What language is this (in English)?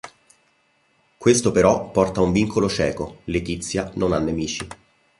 Italian